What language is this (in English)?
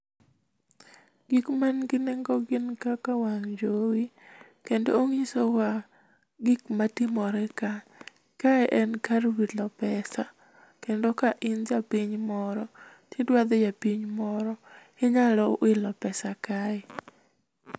Luo (Kenya and Tanzania)